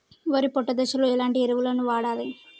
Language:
Telugu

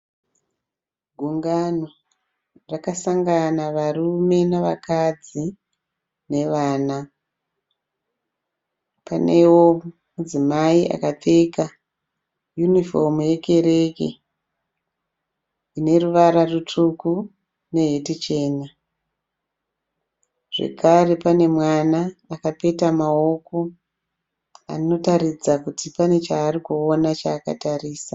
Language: Shona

